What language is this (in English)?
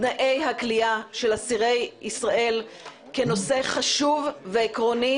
Hebrew